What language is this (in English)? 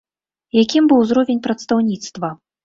Belarusian